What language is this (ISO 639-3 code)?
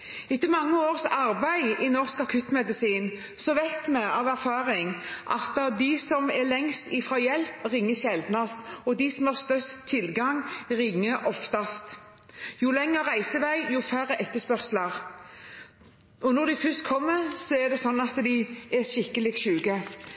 nob